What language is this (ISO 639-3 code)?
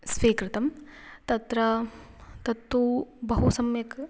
san